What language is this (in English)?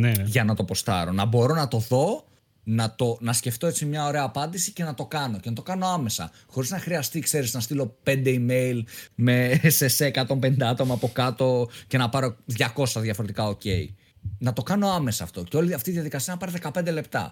Greek